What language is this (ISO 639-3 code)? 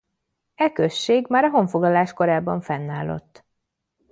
hun